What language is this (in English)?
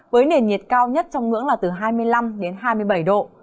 Vietnamese